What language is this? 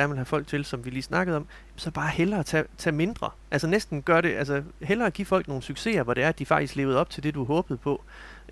Danish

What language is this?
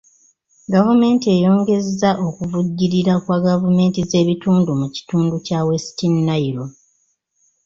Ganda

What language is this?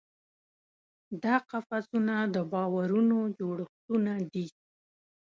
Pashto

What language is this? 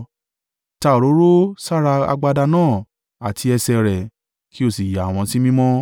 Yoruba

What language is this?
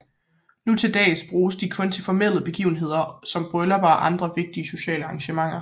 Danish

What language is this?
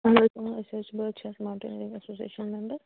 Kashmiri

